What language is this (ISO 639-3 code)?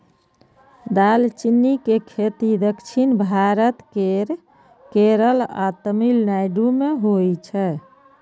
mai